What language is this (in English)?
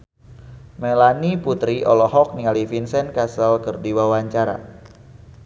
Sundanese